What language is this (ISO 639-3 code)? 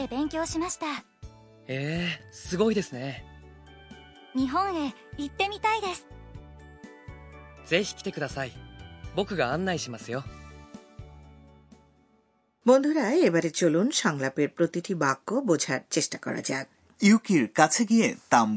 ben